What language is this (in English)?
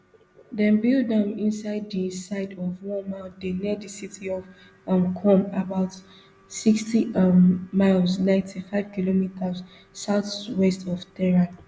Nigerian Pidgin